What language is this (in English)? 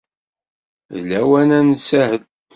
Kabyle